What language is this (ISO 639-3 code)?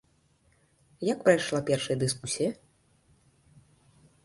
bel